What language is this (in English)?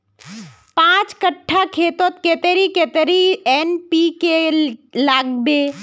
Magahi